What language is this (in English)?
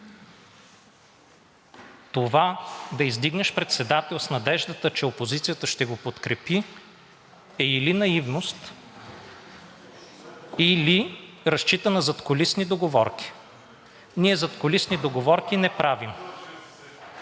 Bulgarian